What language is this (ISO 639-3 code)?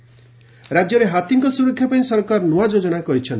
ori